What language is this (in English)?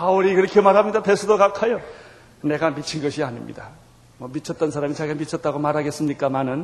Korean